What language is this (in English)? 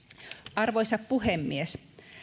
Finnish